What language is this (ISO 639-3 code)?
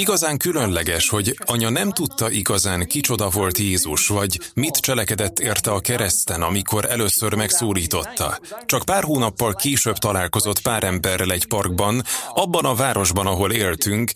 hun